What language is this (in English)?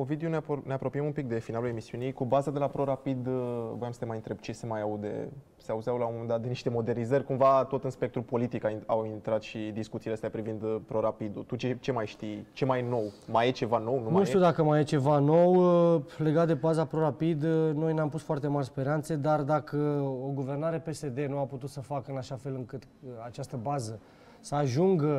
Romanian